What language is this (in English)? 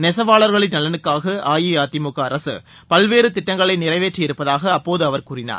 Tamil